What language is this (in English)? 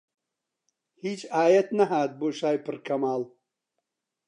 Central Kurdish